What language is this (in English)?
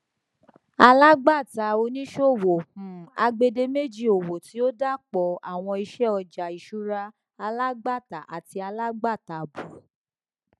Yoruba